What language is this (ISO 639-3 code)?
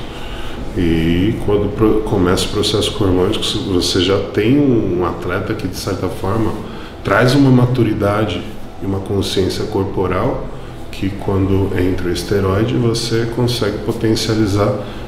por